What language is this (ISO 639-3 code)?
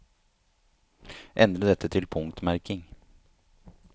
nor